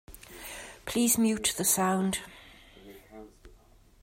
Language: English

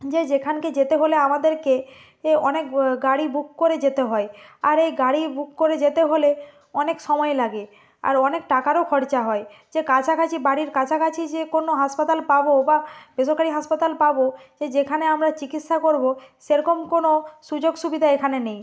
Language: Bangla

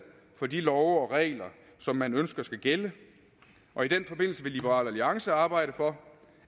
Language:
Danish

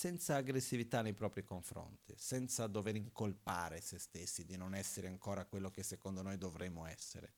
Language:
Italian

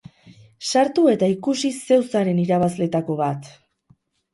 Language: Basque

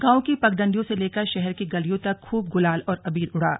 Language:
Hindi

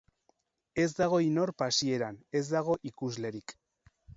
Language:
Basque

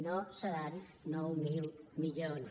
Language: Catalan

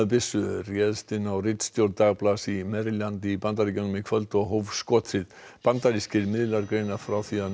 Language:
Icelandic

